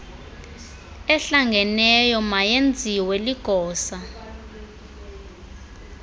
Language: Xhosa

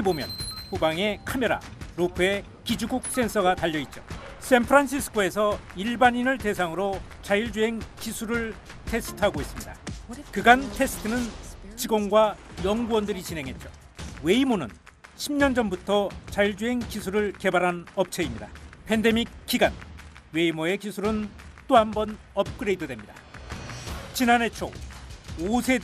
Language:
Korean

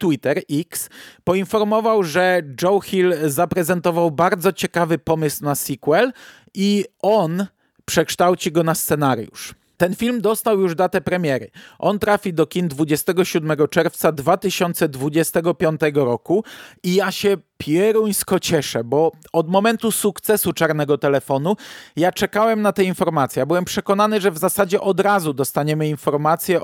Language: Polish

